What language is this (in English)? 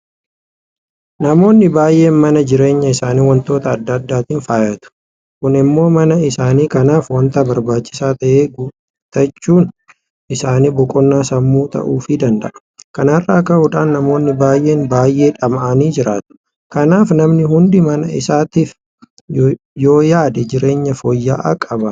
Oromo